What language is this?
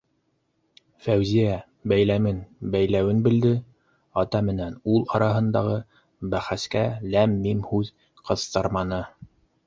Bashkir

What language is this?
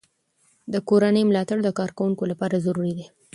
Pashto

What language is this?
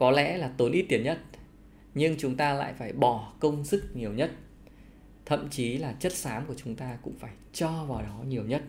Vietnamese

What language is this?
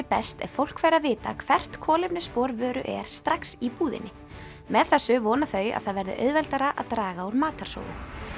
Icelandic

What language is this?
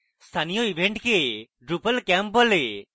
Bangla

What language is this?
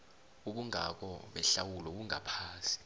South Ndebele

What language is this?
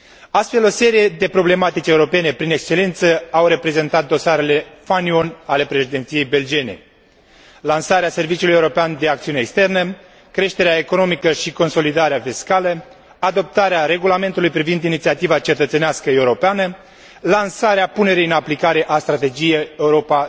Romanian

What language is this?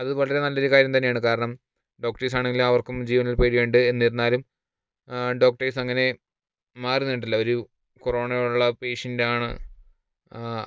Malayalam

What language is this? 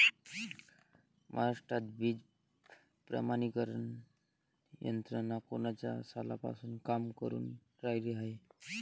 Marathi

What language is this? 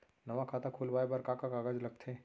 Chhattisgarhi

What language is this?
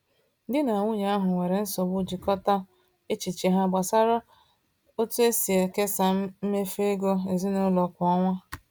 Igbo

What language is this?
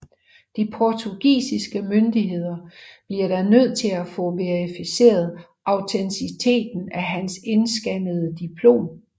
Danish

